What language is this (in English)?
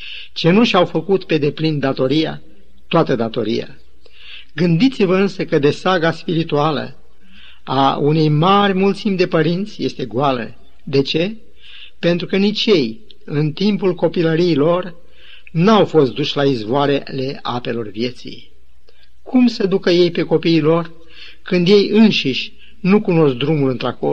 Romanian